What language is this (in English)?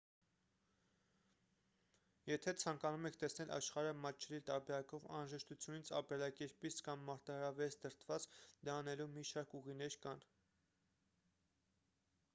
Armenian